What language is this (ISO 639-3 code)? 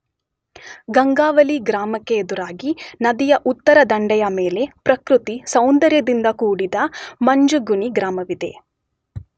kan